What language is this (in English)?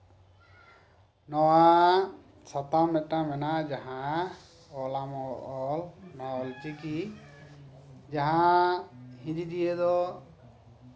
Santali